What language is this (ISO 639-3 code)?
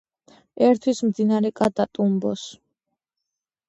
kat